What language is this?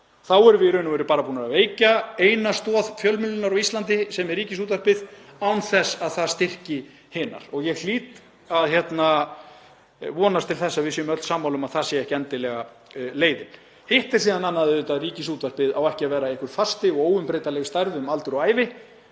Icelandic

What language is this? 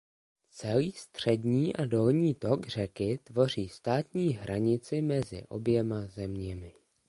Czech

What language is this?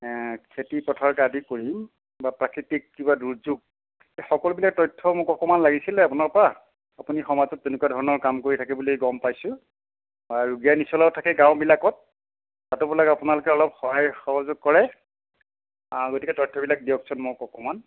Assamese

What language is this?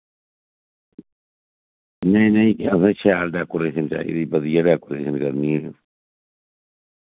Dogri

